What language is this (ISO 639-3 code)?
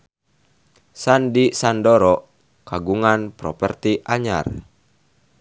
sun